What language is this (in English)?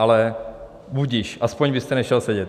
Czech